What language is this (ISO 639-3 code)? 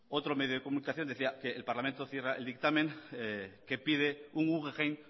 spa